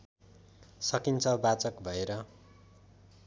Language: Nepali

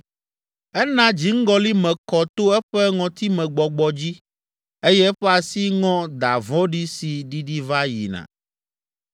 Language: Ewe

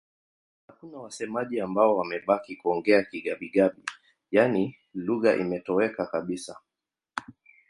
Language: Swahili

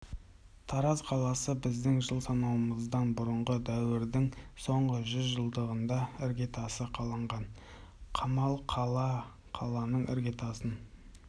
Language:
Kazakh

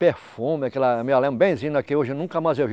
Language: Portuguese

